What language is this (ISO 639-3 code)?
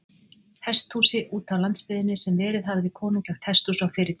isl